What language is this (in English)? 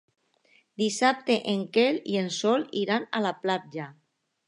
Catalan